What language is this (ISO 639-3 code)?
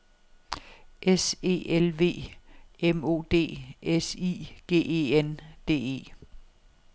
dan